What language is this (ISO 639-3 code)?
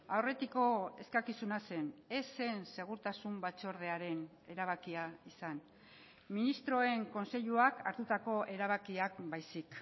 eus